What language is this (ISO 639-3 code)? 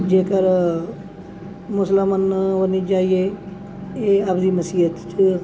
pan